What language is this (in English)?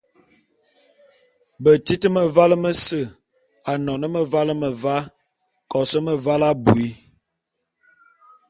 Bulu